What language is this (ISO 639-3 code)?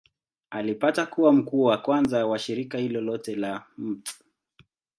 swa